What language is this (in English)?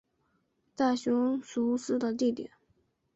Chinese